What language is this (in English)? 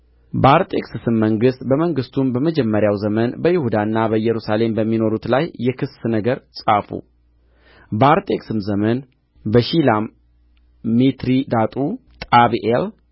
Amharic